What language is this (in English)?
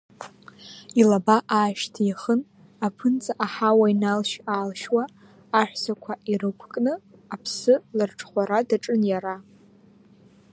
Abkhazian